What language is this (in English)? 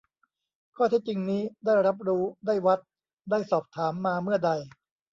Thai